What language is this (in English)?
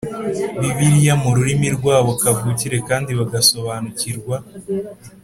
Kinyarwanda